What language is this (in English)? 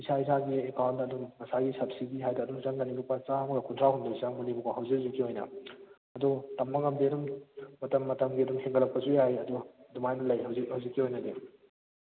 Manipuri